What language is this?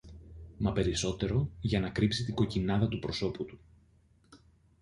Greek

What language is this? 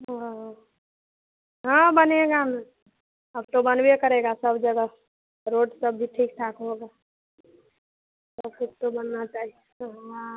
Hindi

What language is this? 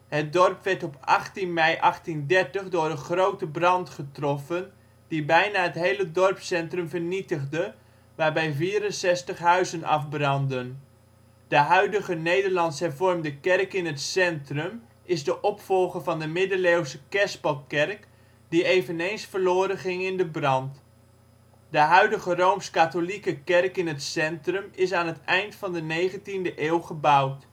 Dutch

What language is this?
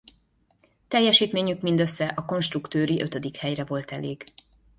Hungarian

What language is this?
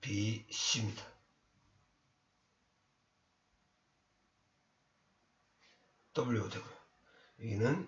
Korean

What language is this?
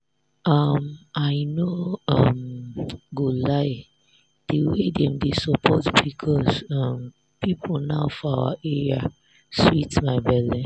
Nigerian Pidgin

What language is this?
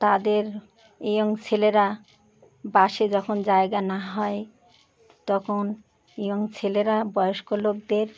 Bangla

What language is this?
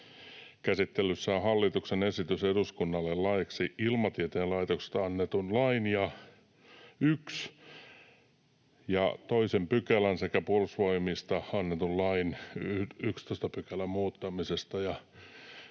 Finnish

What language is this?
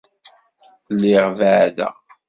Kabyle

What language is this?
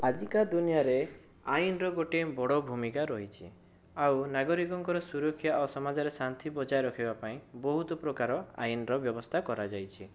Odia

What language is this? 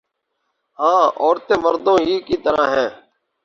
Urdu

